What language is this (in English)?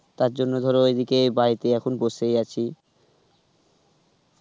Bangla